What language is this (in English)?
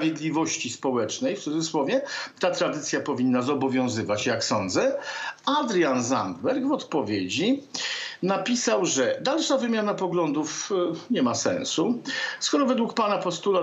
Polish